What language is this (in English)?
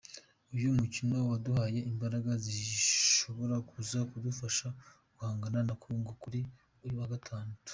Kinyarwanda